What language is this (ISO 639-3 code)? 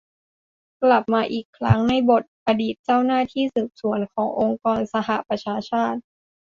tha